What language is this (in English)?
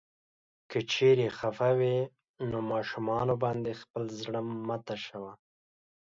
Pashto